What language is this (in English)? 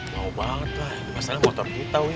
Indonesian